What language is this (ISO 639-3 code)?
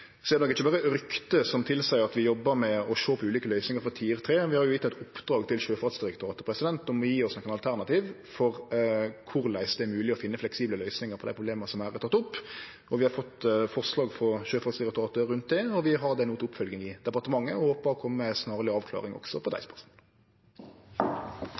nno